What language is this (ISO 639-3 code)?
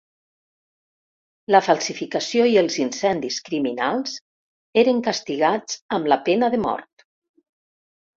cat